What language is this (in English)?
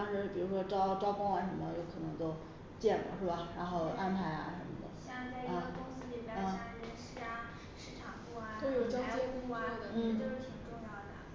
Chinese